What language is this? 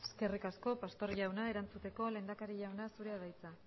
Basque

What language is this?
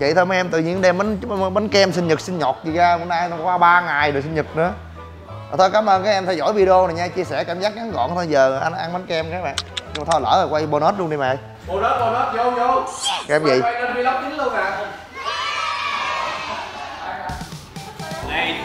Vietnamese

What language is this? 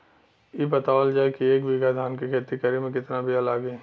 Bhojpuri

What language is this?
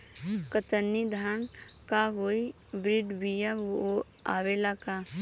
Bhojpuri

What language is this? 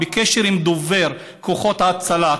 Hebrew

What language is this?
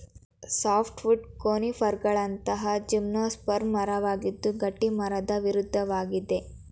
Kannada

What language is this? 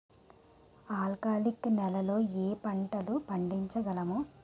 Telugu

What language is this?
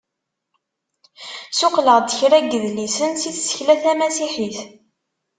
Kabyle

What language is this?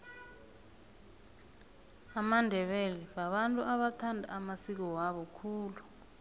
South Ndebele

